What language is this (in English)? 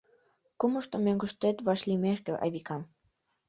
Mari